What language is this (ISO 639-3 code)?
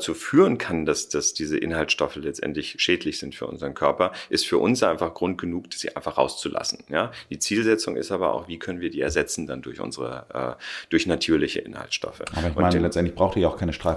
deu